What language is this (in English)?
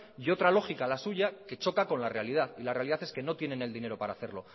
Spanish